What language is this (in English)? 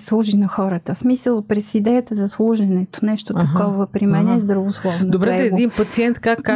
Bulgarian